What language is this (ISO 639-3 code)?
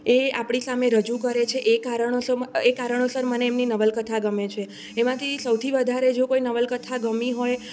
guj